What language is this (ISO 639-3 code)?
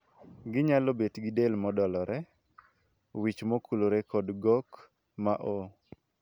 luo